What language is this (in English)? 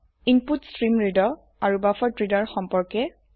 Assamese